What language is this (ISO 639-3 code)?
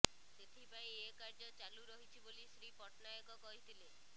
ori